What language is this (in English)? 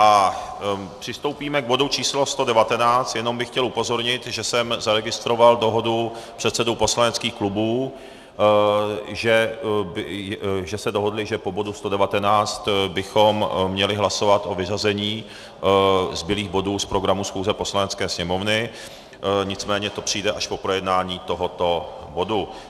Czech